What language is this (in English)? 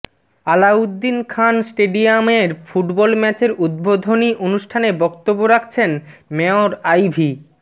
Bangla